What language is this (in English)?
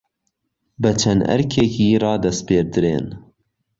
Central Kurdish